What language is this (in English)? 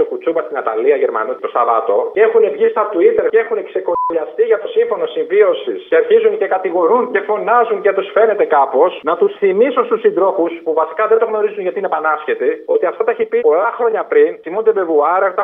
Greek